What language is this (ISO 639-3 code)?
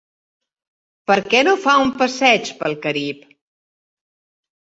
cat